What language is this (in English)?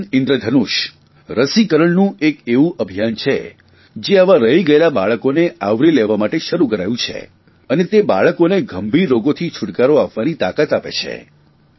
Gujarati